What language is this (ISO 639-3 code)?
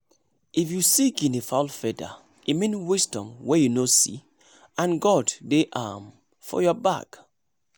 pcm